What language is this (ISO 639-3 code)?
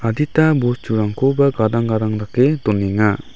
grt